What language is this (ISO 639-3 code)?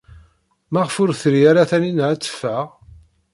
kab